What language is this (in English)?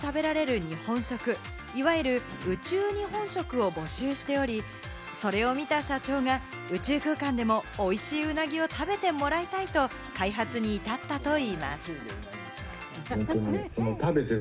Japanese